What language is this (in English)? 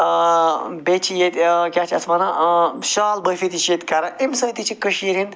Kashmiri